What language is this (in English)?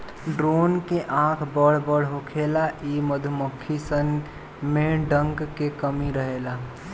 Bhojpuri